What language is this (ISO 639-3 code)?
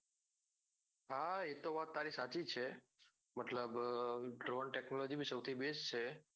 guj